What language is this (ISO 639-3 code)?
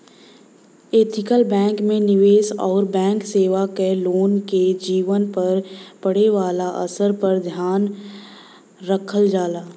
bho